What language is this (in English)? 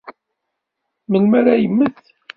Kabyle